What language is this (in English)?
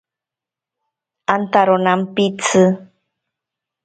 Ashéninka Perené